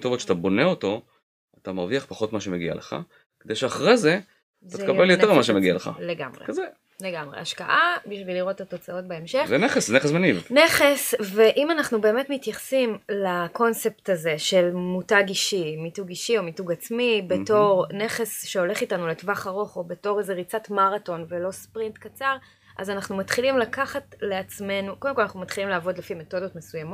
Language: Hebrew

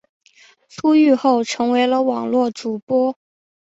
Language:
Chinese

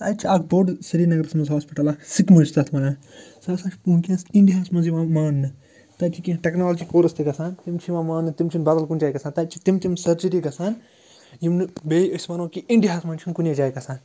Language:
Kashmiri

